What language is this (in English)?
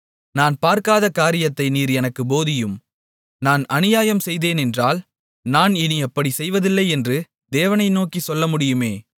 Tamil